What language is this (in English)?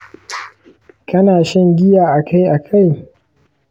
Hausa